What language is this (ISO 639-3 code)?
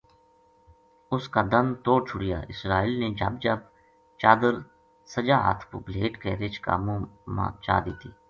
gju